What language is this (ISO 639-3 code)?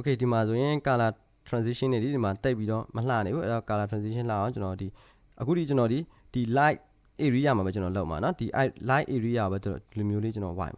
kor